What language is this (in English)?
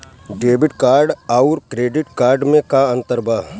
Bhojpuri